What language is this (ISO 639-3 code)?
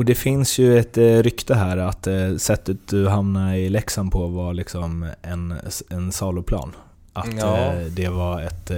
swe